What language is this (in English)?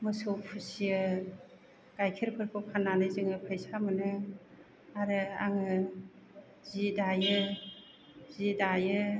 Bodo